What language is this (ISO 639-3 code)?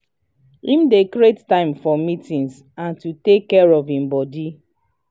pcm